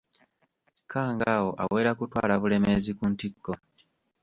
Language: Ganda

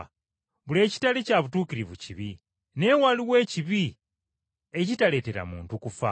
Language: Ganda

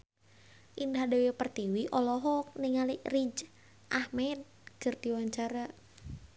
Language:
Sundanese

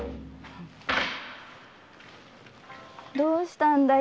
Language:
Japanese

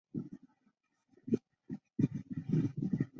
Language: Chinese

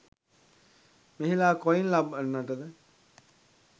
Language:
Sinhala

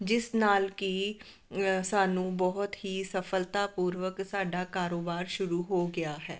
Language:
Punjabi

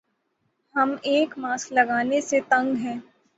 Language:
Urdu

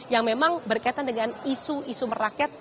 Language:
Indonesian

